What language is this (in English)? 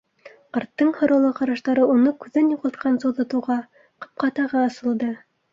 Bashkir